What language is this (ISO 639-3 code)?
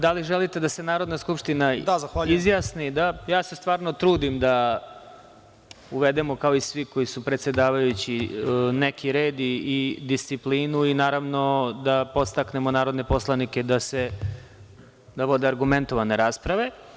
srp